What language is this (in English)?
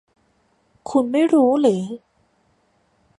Thai